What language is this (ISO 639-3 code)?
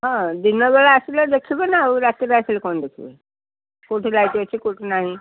ori